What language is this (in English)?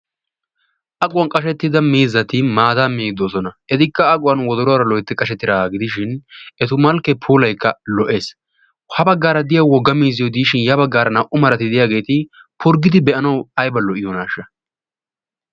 Wolaytta